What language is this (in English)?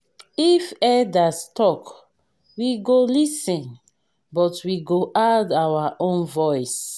Nigerian Pidgin